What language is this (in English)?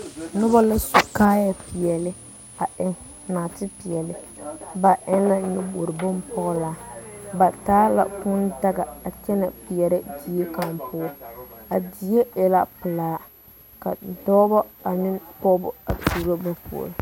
Southern Dagaare